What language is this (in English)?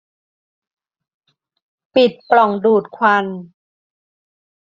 Thai